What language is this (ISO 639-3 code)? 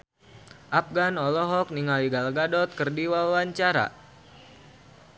sun